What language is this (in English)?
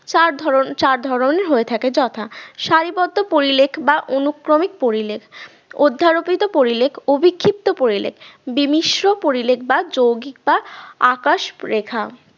Bangla